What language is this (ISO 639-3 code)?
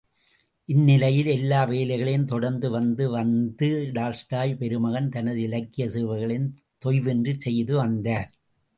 tam